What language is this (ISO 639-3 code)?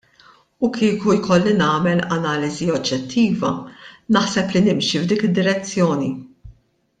mlt